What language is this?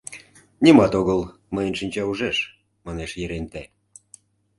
Mari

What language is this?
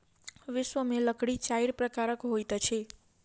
Maithili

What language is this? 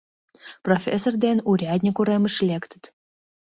Mari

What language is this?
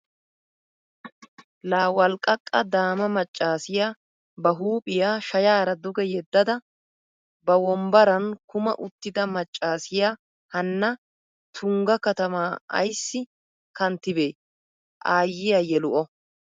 Wolaytta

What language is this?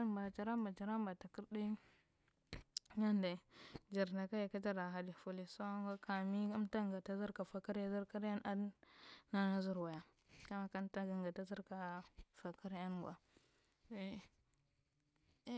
Marghi Central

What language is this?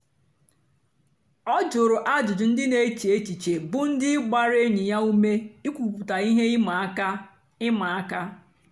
Igbo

